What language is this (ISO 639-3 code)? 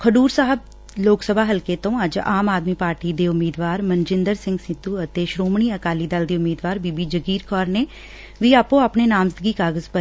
pan